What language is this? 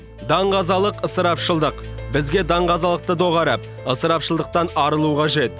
Kazakh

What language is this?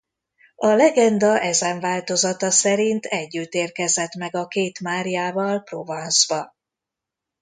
Hungarian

